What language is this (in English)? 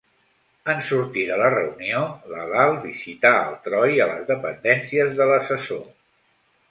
Catalan